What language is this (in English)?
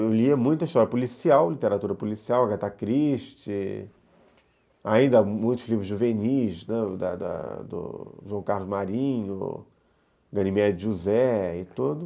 Portuguese